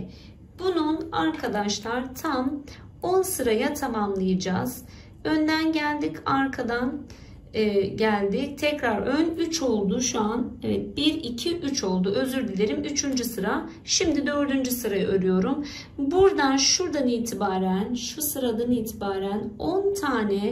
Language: Turkish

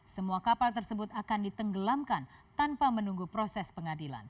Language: Indonesian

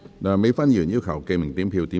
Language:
Cantonese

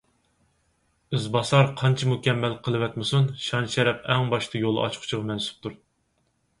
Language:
Uyghur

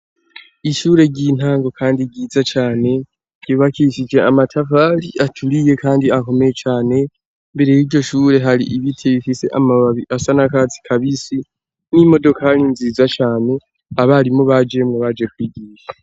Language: Rundi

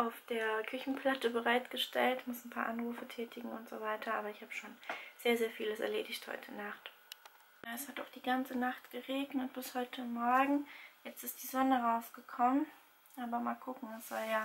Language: German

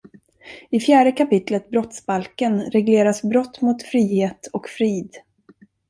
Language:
Swedish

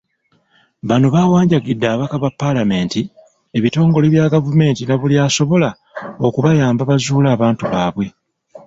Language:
Ganda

